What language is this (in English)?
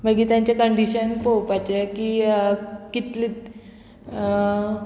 Konkani